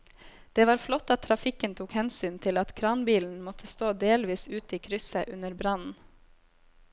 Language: Norwegian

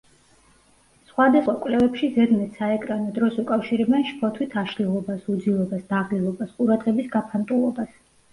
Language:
Georgian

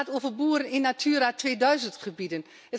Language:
Dutch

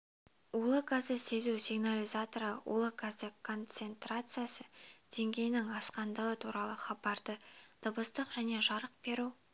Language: Kazakh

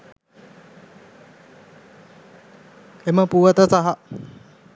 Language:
Sinhala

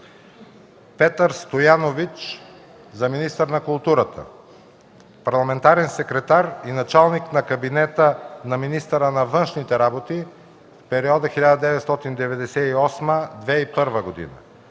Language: Bulgarian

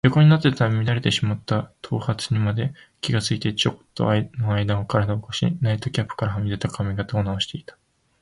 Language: Japanese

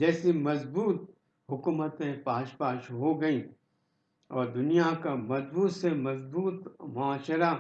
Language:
Urdu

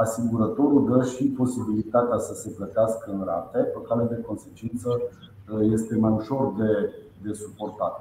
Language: Romanian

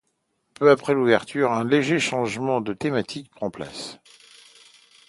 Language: French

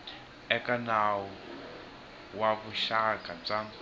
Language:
Tsonga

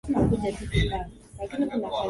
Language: Swahili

